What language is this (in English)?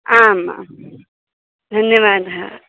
Sanskrit